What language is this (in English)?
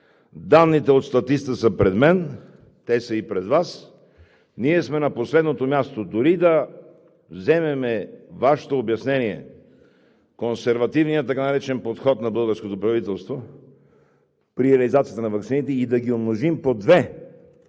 Bulgarian